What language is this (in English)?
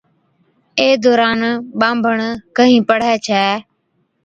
Od